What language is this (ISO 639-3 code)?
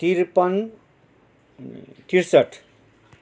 nep